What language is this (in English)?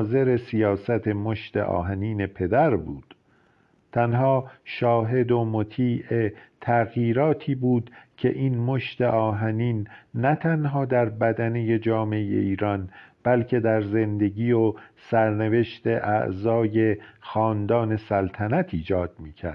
Persian